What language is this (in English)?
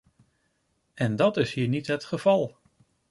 Dutch